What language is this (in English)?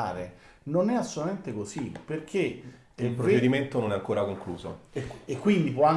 Italian